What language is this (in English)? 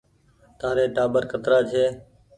Goaria